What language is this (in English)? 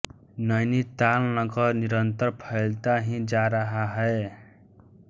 Hindi